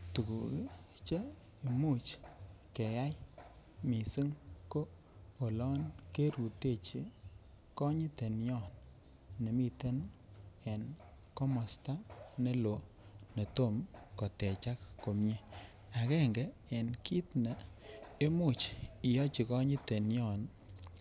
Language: Kalenjin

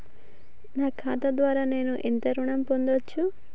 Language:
Telugu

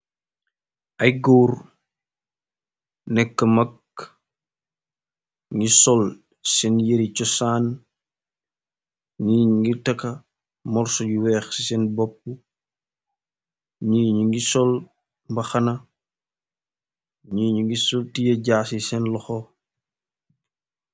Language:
Wolof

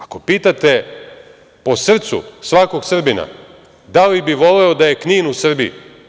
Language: Serbian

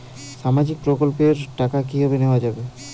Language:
Bangla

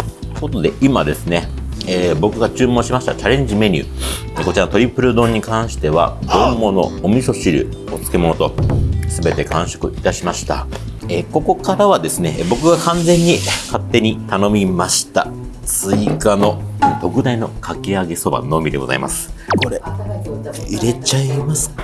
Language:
Japanese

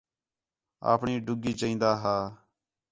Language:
Khetrani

